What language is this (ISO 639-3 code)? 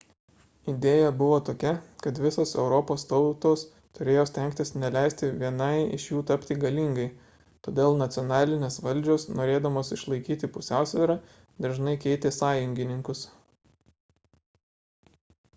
lit